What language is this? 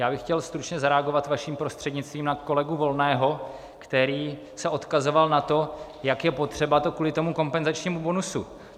Czech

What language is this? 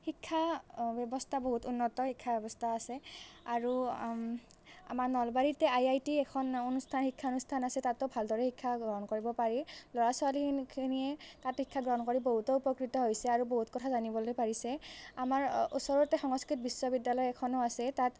Assamese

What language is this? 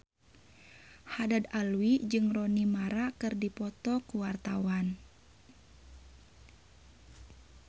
Sundanese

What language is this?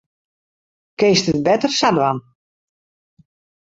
Western Frisian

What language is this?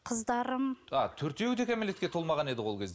Kazakh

